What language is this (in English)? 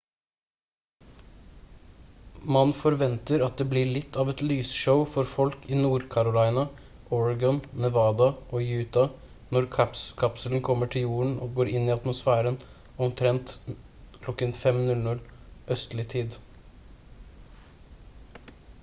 Norwegian Bokmål